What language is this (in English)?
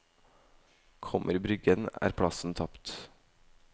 Norwegian